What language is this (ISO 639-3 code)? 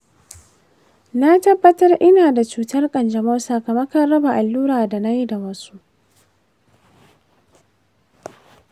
hau